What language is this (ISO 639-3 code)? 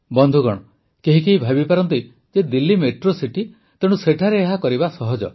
ori